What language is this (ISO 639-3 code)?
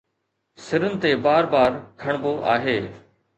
snd